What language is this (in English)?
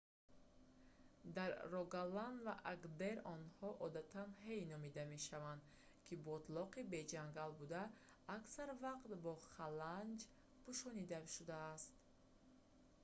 Tajik